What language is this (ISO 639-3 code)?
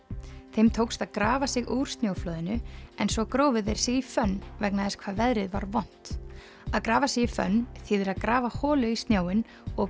isl